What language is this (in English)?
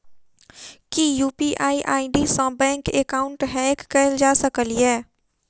Maithili